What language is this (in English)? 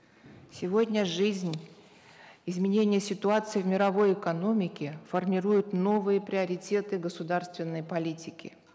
Kazakh